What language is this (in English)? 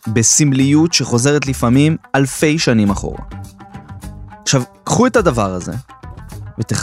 Hebrew